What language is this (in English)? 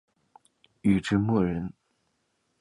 Chinese